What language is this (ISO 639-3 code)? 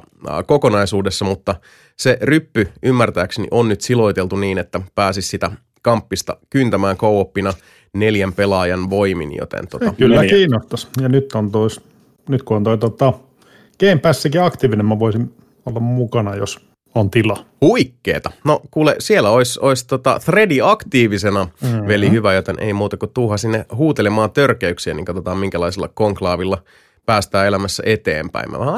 fin